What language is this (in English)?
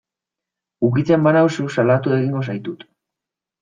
Basque